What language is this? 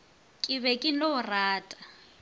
Northern Sotho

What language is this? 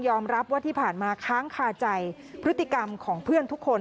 Thai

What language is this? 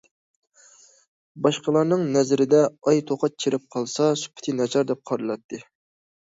Uyghur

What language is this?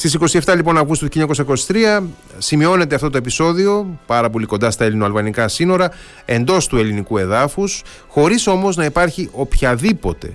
Greek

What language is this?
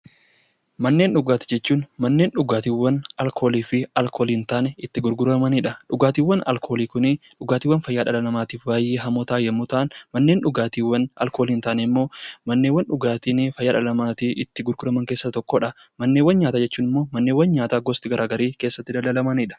Oromo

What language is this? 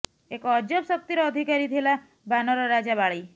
Odia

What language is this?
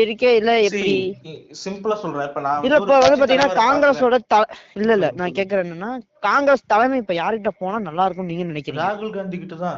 Tamil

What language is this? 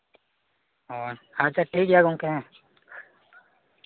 Santali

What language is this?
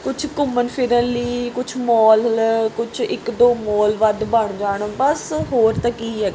Punjabi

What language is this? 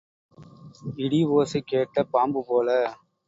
Tamil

